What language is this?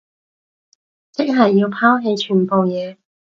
Cantonese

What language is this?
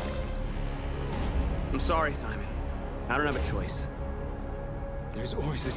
Turkish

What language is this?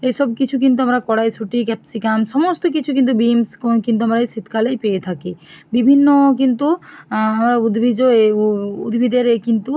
Bangla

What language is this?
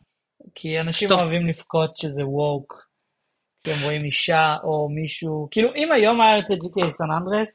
Hebrew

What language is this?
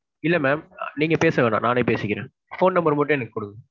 Tamil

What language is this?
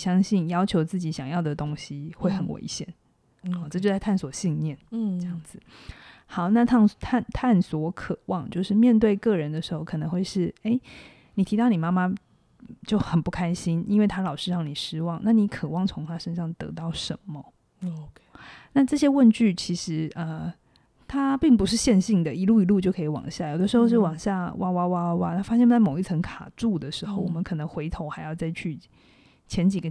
Chinese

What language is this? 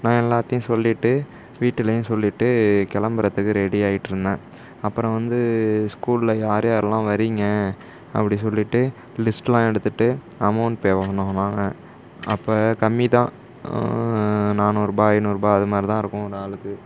Tamil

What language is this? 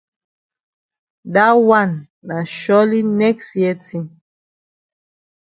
Cameroon Pidgin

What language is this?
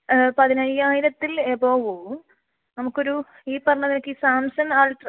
Malayalam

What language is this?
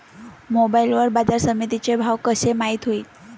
Marathi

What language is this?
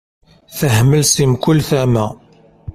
Kabyle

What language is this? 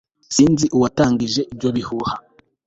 Kinyarwanda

